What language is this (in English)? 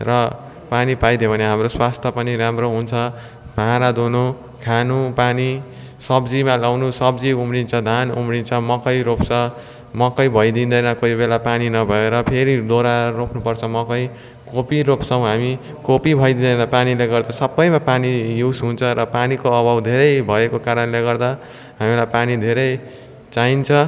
Nepali